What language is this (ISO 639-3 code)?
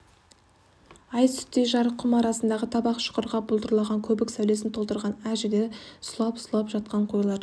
kaz